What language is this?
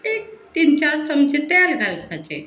Konkani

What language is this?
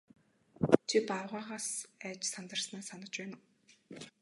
Mongolian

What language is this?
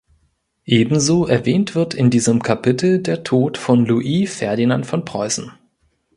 German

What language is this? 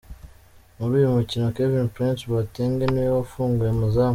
Kinyarwanda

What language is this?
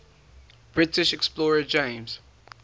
English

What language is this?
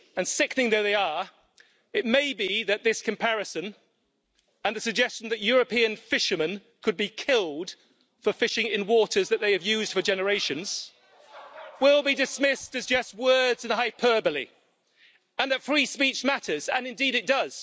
English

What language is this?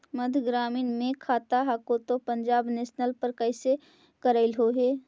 Magahi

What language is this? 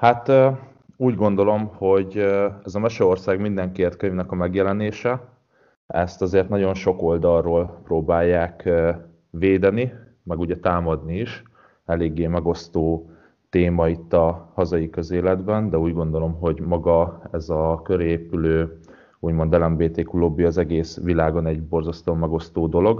Hungarian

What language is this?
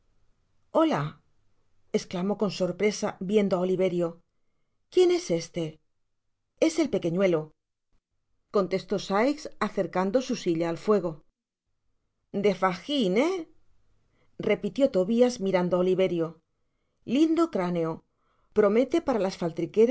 Spanish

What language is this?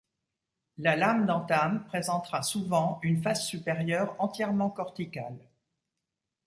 French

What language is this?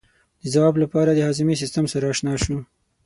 Pashto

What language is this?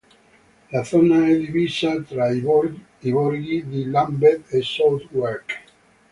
Italian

